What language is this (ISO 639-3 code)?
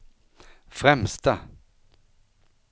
swe